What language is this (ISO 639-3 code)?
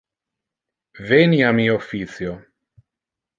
ina